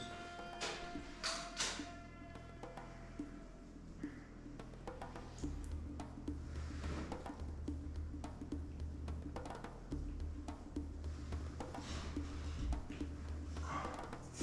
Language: Portuguese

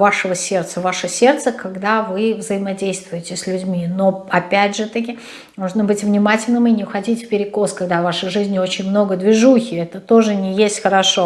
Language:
Russian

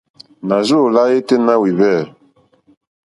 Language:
Mokpwe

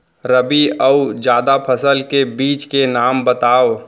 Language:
Chhattisgarhi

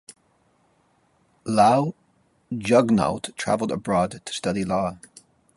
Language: English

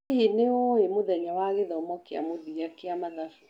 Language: Kikuyu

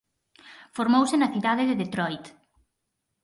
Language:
Galician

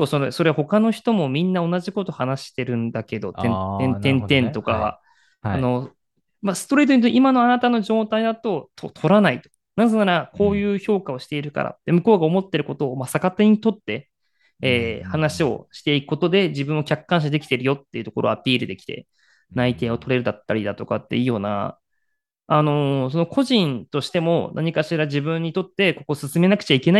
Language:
Japanese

